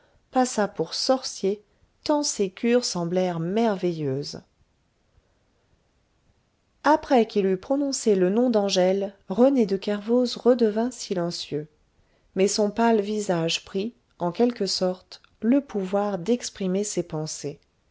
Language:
French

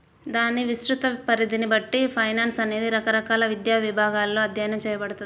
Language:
Telugu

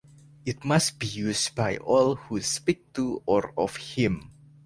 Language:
English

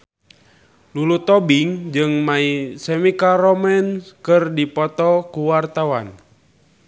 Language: Sundanese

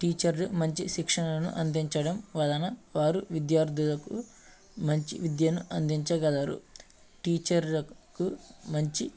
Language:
Telugu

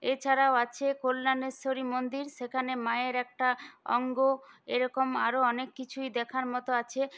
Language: Bangla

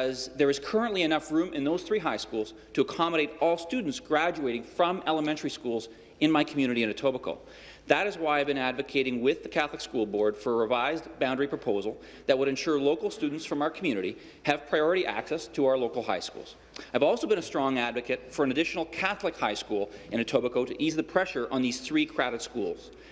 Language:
English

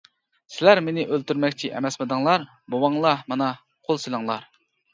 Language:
Uyghur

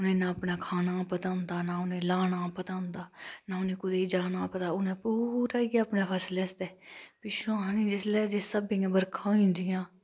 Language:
Dogri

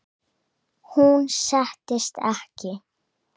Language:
Icelandic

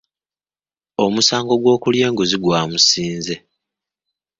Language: Ganda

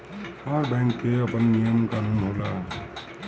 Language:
Bhojpuri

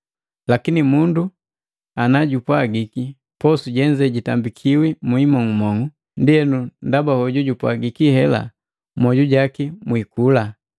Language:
Matengo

